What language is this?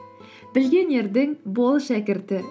Kazakh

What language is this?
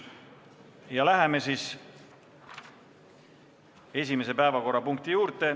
Estonian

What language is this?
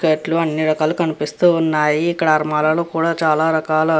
Telugu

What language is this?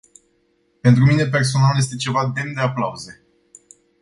Romanian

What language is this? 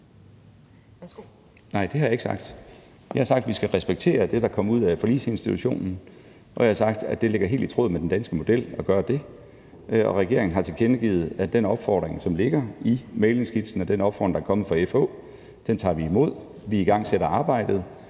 Danish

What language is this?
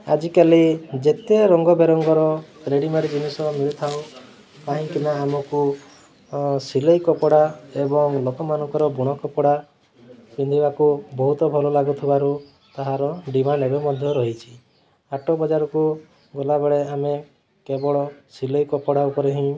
Odia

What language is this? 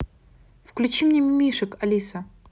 Russian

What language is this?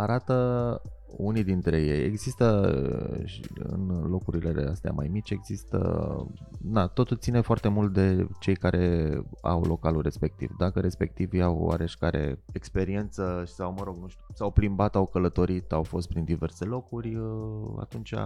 Romanian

